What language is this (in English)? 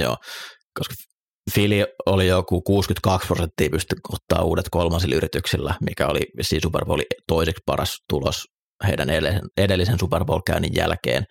Finnish